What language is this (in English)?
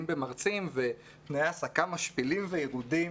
Hebrew